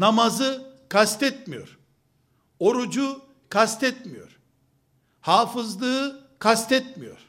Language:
Turkish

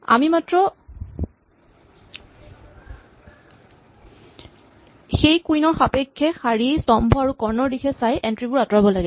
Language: Assamese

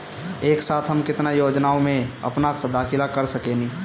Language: Bhojpuri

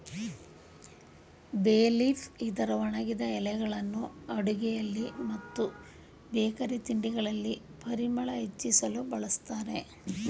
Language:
Kannada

